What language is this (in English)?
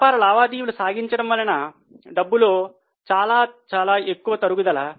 Telugu